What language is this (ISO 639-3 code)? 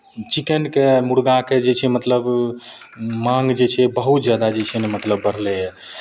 mai